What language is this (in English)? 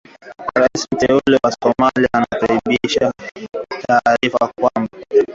Swahili